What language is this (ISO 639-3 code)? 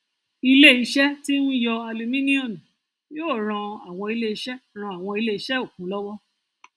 yor